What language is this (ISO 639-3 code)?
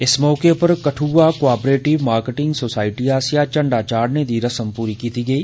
doi